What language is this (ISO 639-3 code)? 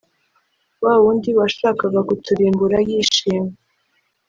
kin